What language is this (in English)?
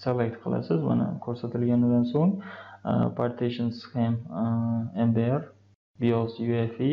Turkish